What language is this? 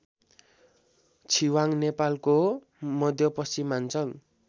Nepali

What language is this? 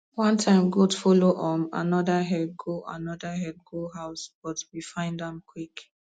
Nigerian Pidgin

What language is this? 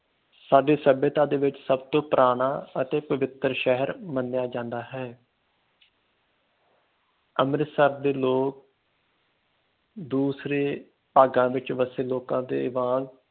Punjabi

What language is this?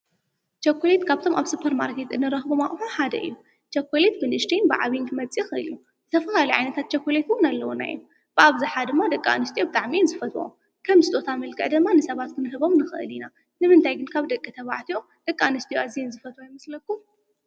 Tigrinya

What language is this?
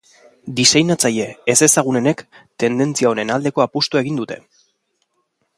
Basque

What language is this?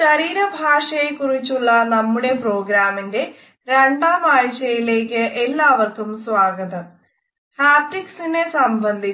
Malayalam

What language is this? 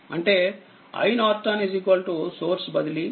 Telugu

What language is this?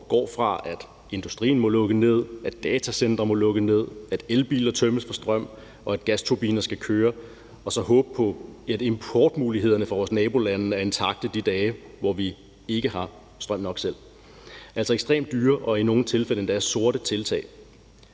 Danish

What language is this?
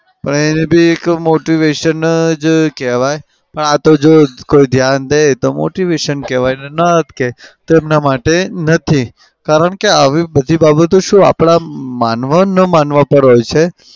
Gujarati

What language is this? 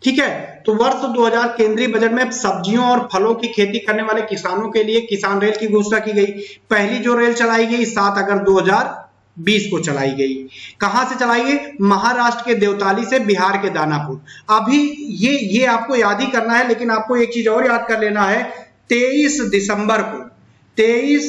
Hindi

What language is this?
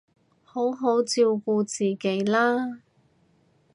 Cantonese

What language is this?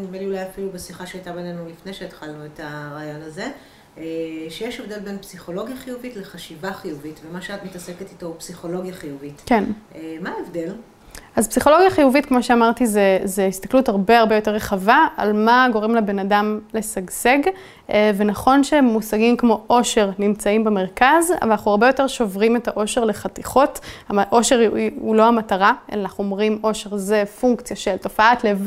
Hebrew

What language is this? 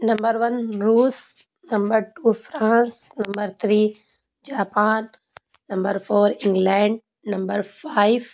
Urdu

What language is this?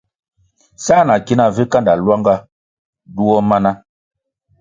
Kwasio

